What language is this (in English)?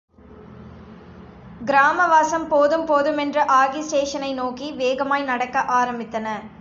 Tamil